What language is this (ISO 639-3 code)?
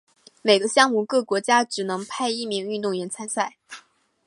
zho